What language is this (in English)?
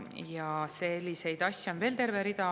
Estonian